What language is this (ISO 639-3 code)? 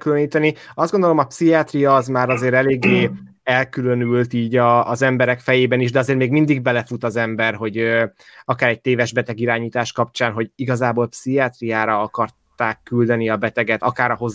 hun